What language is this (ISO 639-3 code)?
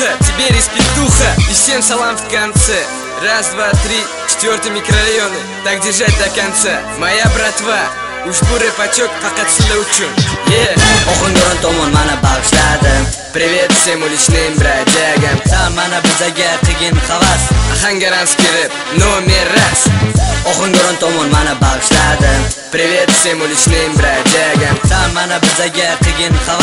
ukr